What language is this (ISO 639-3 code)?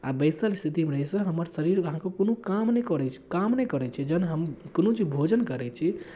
mai